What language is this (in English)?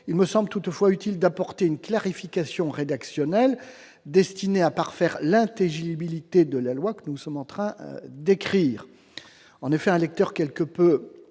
French